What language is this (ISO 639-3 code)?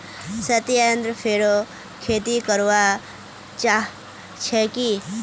mag